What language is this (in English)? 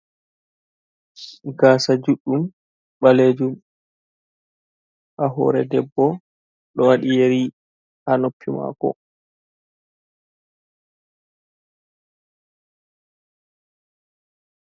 Fula